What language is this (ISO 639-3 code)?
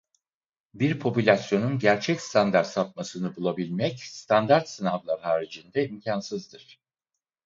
tur